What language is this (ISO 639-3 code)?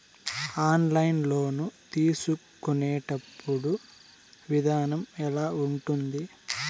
tel